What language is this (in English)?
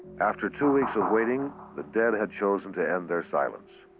English